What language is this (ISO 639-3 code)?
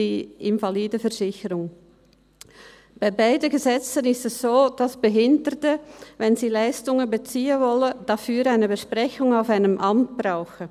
gsw